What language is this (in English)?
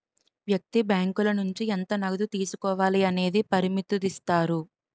Telugu